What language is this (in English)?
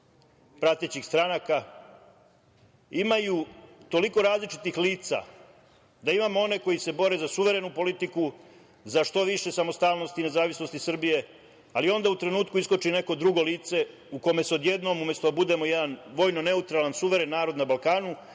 Serbian